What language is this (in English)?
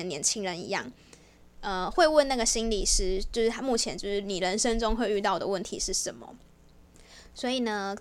Chinese